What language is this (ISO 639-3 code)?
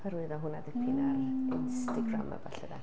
cym